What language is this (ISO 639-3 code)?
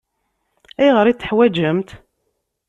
kab